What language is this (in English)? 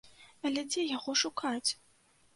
Belarusian